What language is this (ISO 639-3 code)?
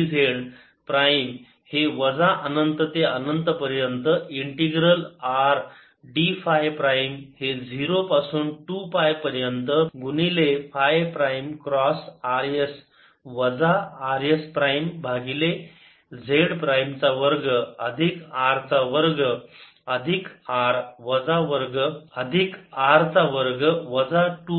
mar